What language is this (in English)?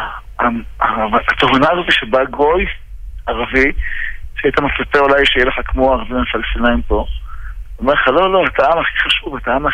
Hebrew